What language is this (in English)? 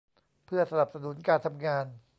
Thai